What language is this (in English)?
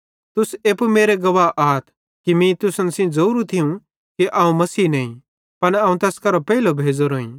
Bhadrawahi